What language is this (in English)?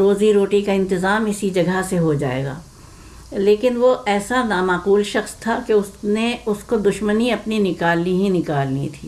Urdu